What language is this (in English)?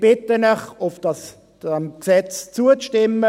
Swiss German